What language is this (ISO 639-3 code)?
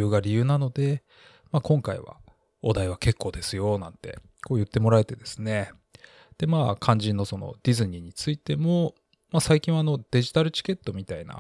jpn